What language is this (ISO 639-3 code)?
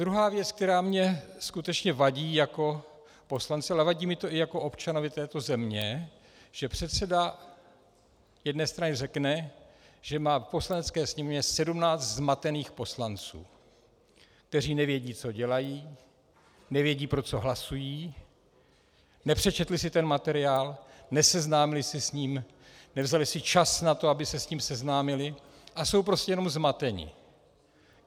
ces